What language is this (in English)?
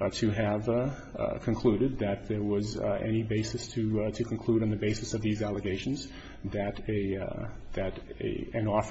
English